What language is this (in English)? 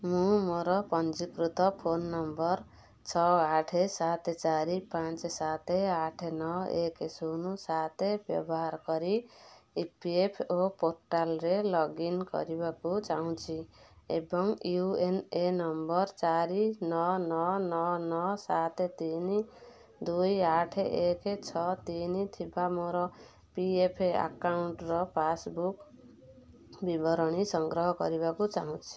Odia